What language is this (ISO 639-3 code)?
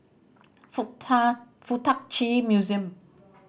eng